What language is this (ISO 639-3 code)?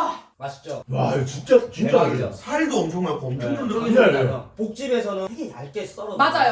kor